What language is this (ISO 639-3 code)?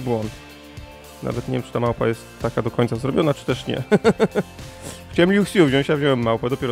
pol